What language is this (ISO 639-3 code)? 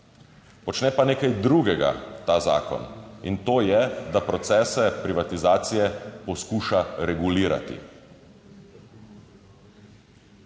slv